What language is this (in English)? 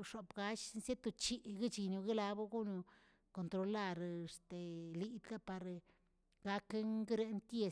Tilquiapan Zapotec